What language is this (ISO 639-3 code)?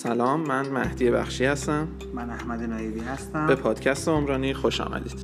fas